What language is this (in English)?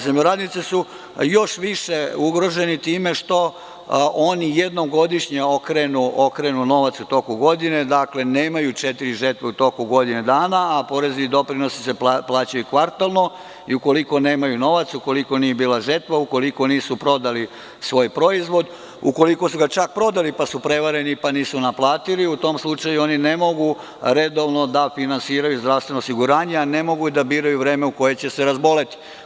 Serbian